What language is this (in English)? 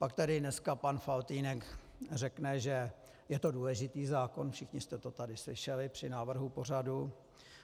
Czech